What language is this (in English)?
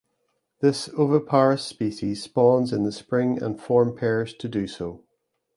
English